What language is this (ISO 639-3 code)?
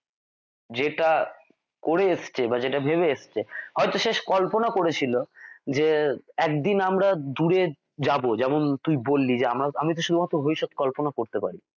ben